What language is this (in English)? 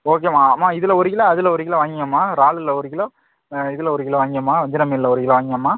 Tamil